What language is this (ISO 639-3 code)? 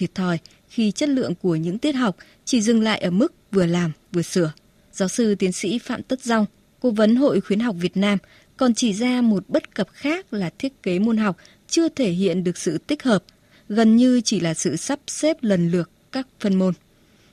vie